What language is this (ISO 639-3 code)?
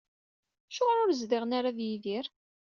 kab